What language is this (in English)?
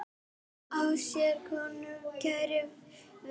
Icelandic